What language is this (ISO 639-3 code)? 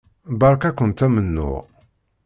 kab